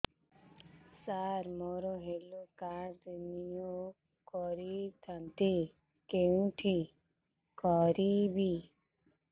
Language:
Odia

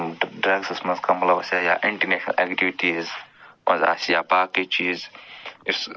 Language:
Kashmiri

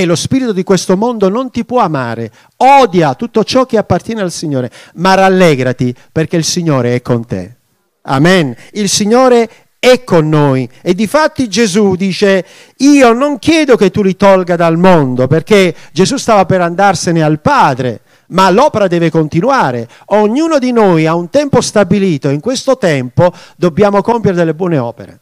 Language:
Italian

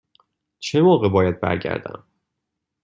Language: Persian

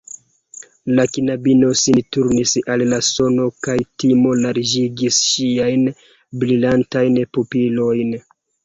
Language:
Esperanto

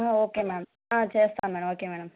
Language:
Telugu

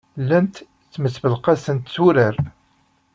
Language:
Kabyle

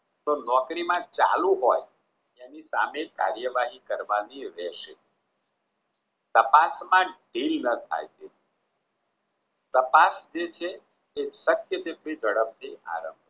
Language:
Gujarati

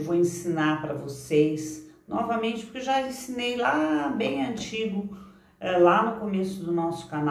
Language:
Portuguese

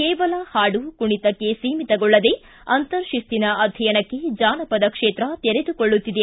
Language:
Kannada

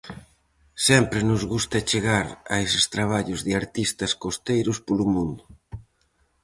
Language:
Galician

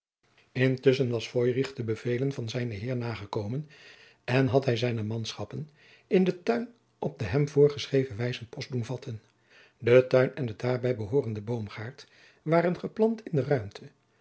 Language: Dutch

